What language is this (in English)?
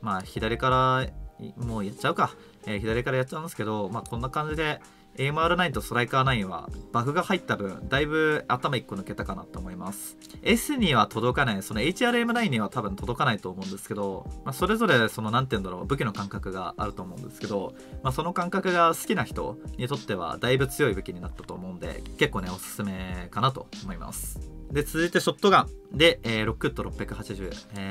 Japanese